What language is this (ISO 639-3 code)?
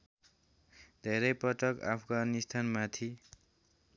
nep